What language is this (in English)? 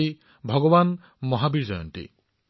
Assamese